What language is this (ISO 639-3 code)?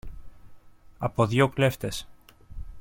ell